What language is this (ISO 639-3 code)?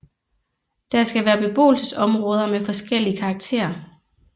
dan